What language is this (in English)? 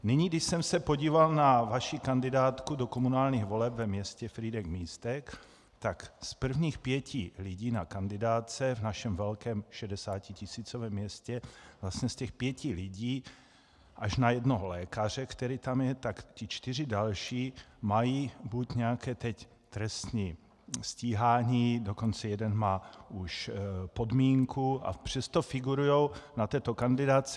Czech